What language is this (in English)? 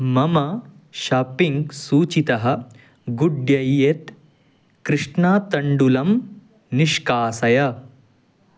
Sanskrit